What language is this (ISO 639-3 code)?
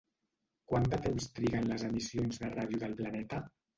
cat